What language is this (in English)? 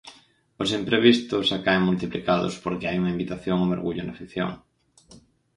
Galician